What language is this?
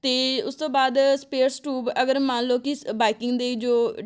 Punjabi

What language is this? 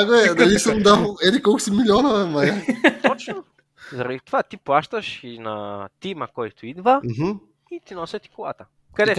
Bulgarian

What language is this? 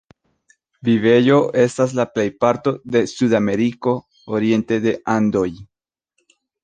Esperanto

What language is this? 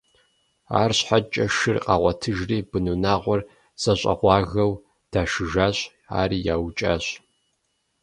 Kabardian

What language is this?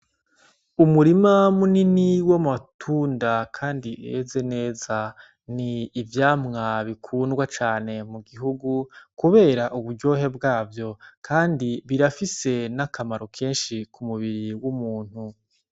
Rundi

